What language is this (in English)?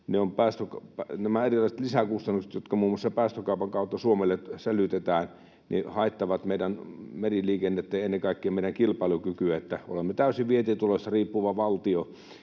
Finnish